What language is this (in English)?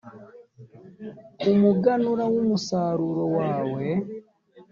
Kinyarwanda